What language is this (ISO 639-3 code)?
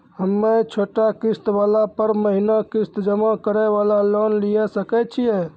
mai